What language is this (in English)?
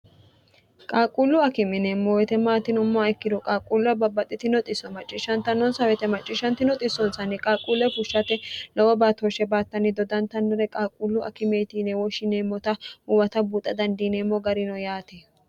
Sidamo